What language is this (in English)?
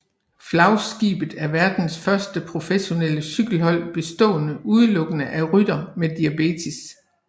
Danish